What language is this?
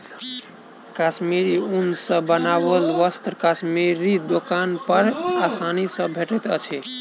Maithili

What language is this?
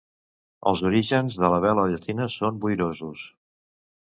Catalan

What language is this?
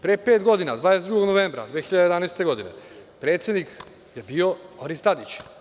Serbian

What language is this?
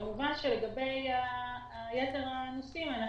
Hebrew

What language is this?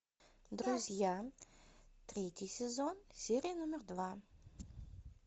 Russian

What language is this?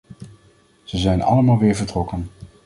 Dutch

